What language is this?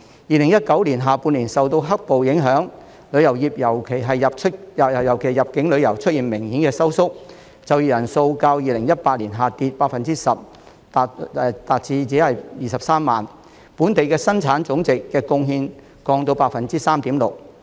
Cantonese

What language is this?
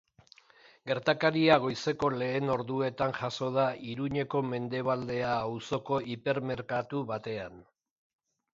Basque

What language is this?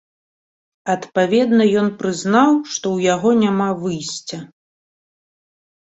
Belarusian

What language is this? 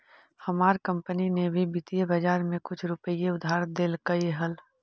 Magahi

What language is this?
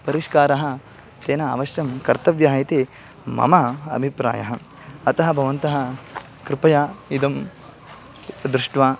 Sanskrit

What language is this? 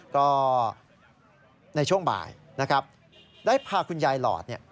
Thai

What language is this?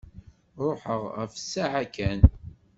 Kabyle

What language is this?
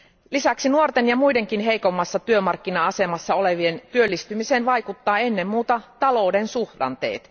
Finnish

